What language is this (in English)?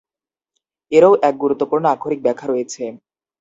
Bangla